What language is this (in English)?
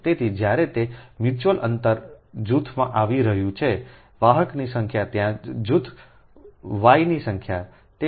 Gujarati